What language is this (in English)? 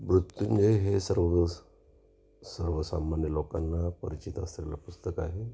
Marathi